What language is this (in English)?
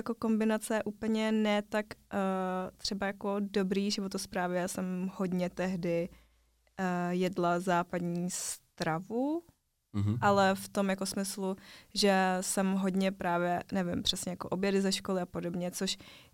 Czech